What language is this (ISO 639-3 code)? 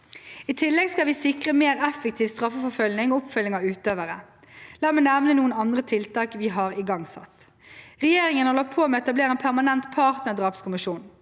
nor